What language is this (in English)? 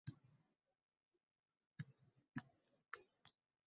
Uzbek